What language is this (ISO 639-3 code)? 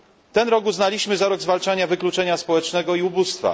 pol